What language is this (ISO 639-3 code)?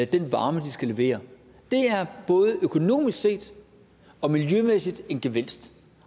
dan